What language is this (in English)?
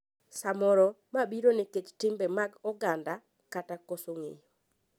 Luo (Kenya and Tanzania)